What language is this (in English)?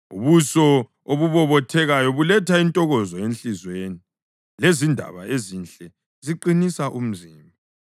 North Ndebele